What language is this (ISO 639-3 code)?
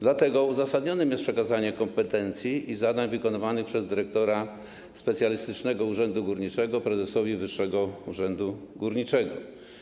pol